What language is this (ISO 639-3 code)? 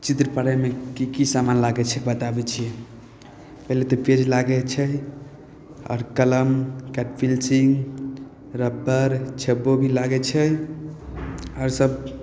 mai